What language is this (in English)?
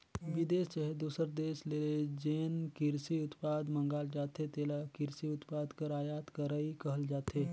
Chhattisgarhi